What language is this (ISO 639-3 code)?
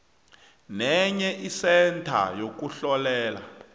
nbl